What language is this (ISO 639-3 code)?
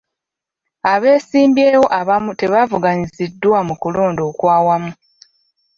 lug